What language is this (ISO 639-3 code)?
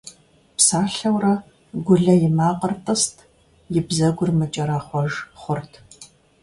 kbd